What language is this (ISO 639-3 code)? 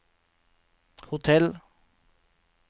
nor